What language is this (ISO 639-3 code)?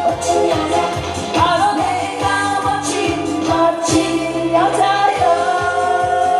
kor